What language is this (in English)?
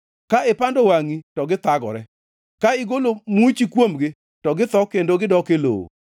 Luo (Kenya and Tanzania)